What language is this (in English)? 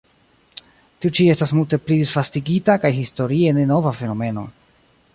Esperanto